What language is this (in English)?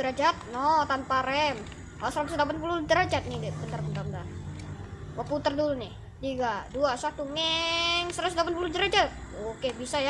Indonesian